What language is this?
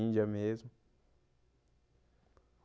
Portuguese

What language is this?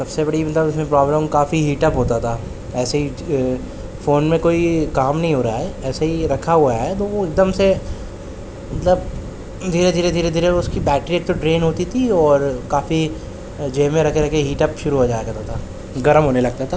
Urdu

